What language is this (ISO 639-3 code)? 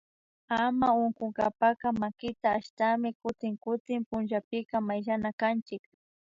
qvi